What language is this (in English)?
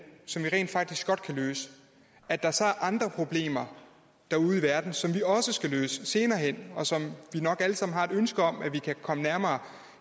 Danish